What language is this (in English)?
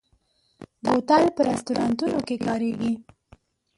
Pashto